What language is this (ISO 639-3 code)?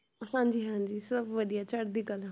pan